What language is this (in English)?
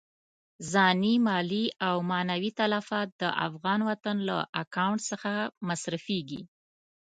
Pashto